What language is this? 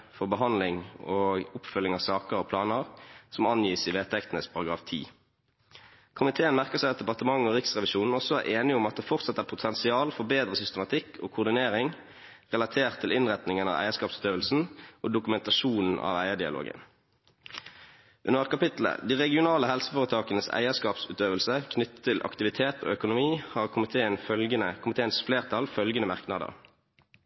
Norwegian Bokmål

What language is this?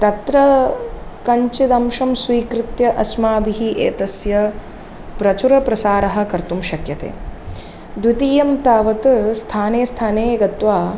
Sanskrit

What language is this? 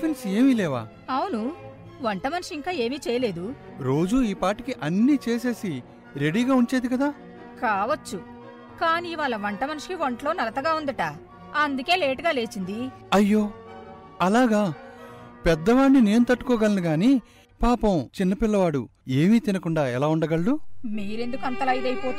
Telugu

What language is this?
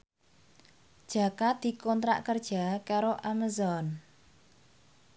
Javanese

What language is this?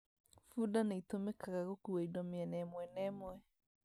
Kikuyu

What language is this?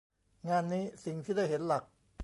Thai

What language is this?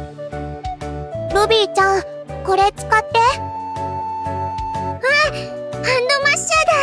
Japanese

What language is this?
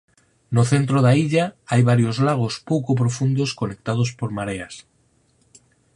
Galician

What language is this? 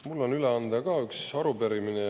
Estonian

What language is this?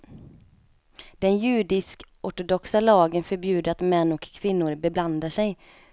Swedish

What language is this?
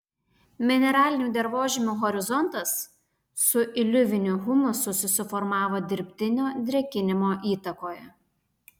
Lithuanian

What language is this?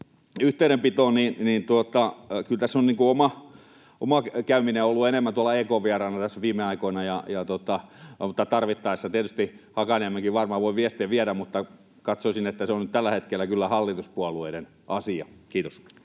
Finnish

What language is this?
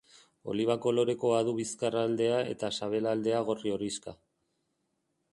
Basque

